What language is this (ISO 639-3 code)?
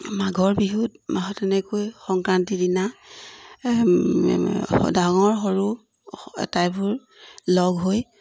asm